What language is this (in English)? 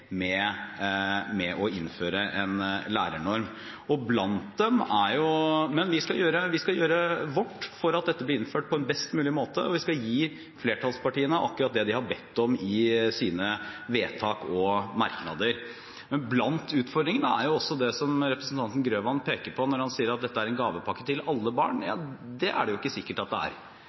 Norwegian Bokmål